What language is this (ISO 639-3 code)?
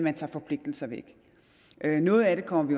dan